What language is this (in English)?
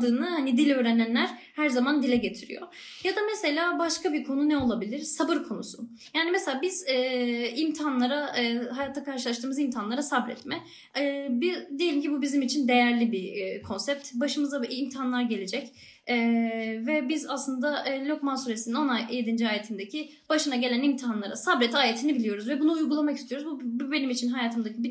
Turkish